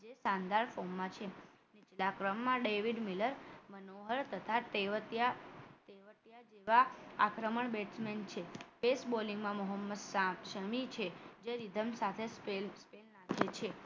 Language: Gujarati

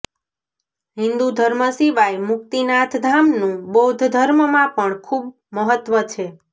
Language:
Gujarati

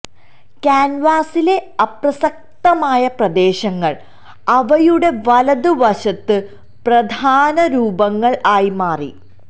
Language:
Malayalam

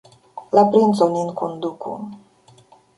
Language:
Esperanto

